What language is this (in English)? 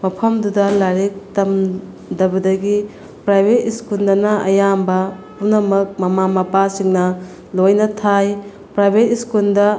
Manipuri